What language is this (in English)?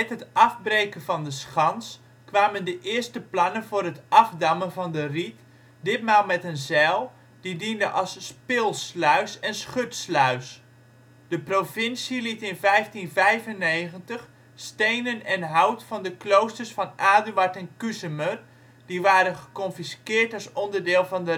Dutch